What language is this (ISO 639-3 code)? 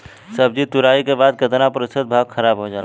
bho